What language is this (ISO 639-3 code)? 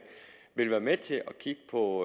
dan